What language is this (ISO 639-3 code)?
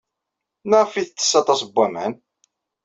kab